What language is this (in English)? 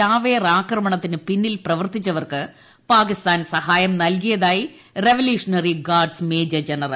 Malayalam